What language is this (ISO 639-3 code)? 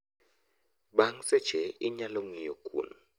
luo